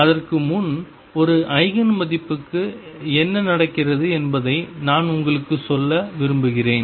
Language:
Tamil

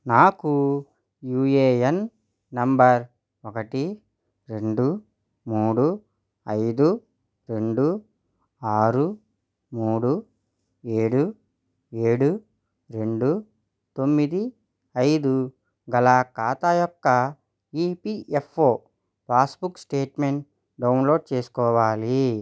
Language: Telugu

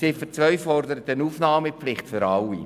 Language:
Swiss German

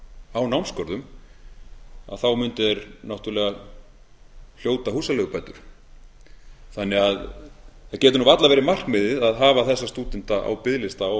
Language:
Icelandic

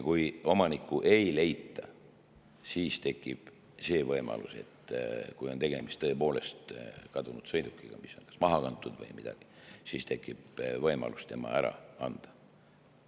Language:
Estonian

